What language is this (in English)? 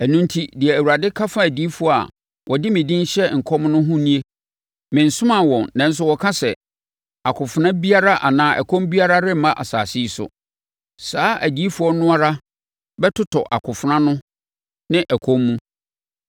Akan